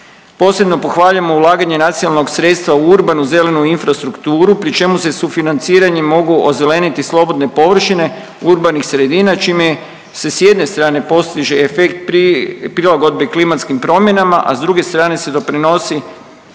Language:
Croatian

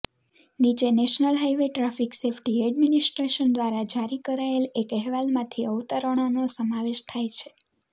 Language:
Gujarati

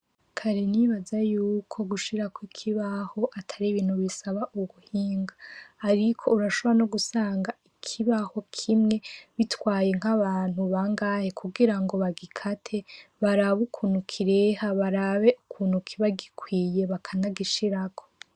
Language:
Rundi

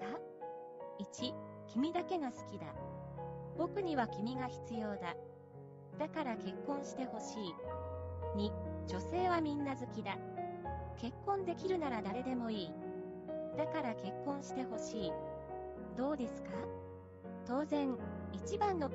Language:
Japanese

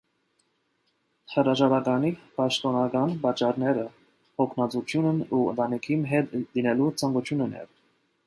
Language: Armenian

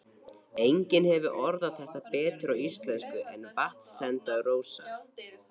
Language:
Icelandic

